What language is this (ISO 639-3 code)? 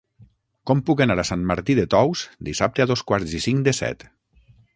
cat